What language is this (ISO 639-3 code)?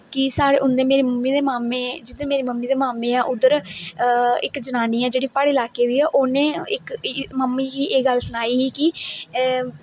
doi